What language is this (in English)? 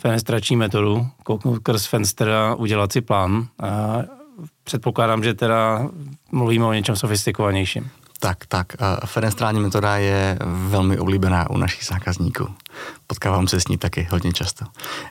Czech